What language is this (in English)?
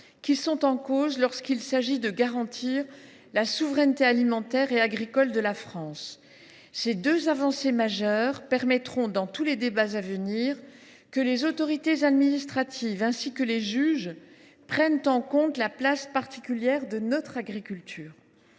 French